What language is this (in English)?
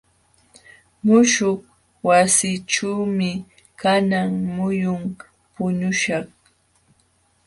Jauja Wanca Quechua